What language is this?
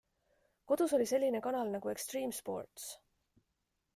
Estonian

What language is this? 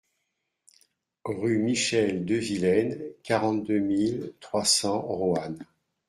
French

